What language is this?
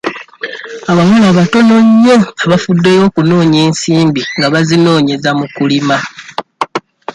Ganda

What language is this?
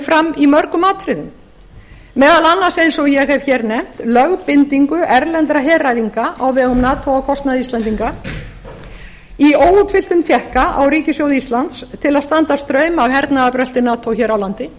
Icelandic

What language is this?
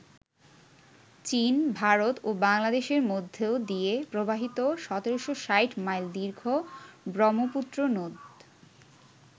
Bangla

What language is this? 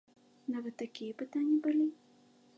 Belarusian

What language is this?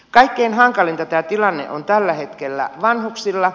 Finnish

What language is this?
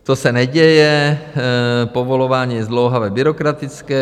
Czech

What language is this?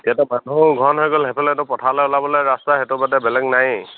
Assamese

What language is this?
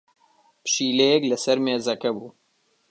Central Kurdish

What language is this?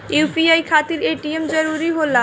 Bhojpuri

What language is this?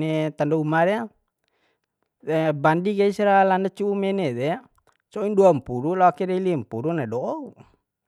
Bima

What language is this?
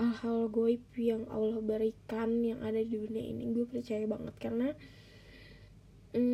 Indonesian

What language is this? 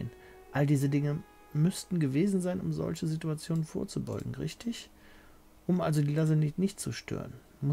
German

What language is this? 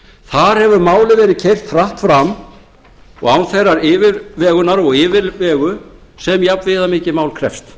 Icelandic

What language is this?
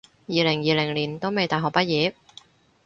Cantonese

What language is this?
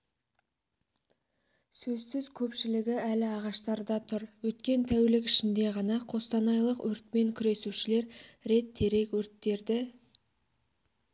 Kazakh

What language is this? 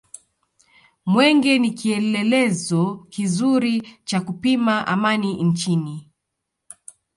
Swahili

